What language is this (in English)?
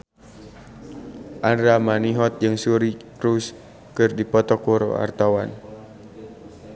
Sundanese